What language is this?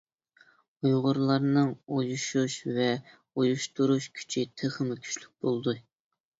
Uyghur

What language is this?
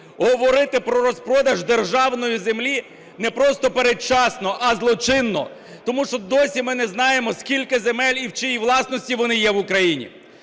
Ukrainian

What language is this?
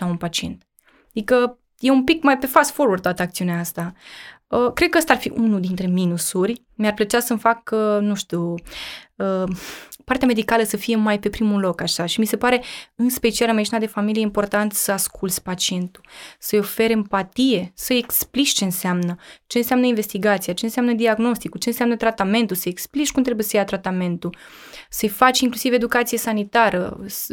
Romanian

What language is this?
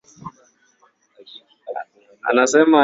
Swahili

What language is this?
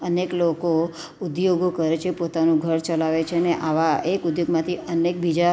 Gujarati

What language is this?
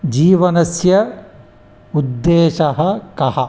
Sanskrit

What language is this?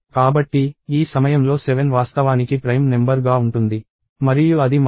Telugu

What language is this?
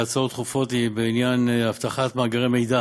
Hebrew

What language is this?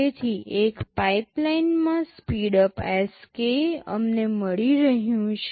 Gujarati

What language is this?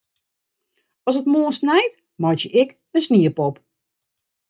Western Frisian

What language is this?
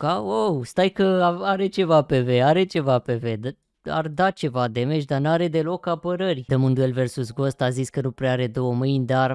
Romanian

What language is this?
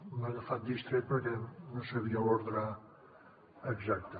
Catalan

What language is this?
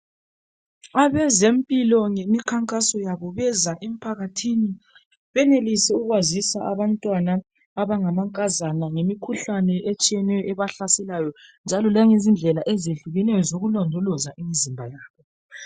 North Ndebele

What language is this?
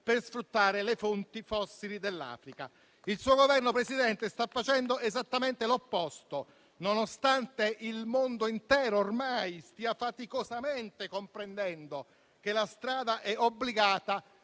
Italian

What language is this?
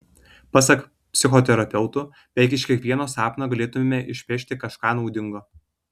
Lithuanian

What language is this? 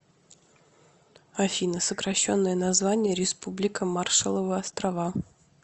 Russian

